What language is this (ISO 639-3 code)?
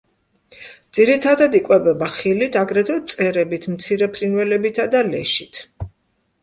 kat